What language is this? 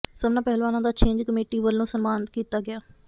Punjabi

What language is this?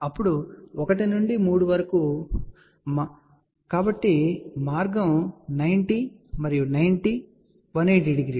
Telugu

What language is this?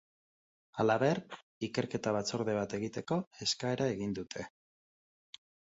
Basque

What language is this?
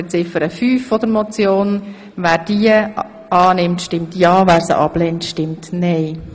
Swiss German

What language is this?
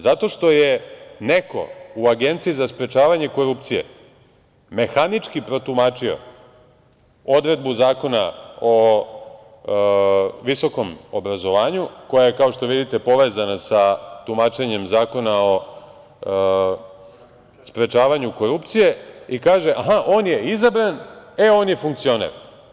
Serbian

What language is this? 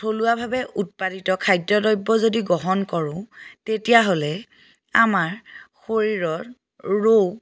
Assamese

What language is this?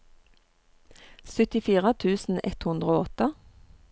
Norwegian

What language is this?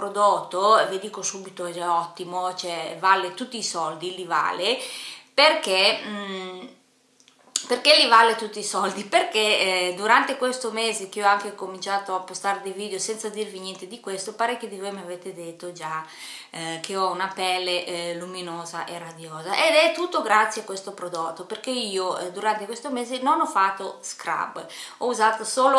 Italian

